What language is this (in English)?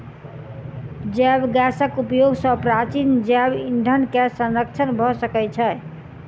Maithili